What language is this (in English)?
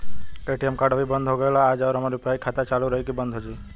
Bhojpuri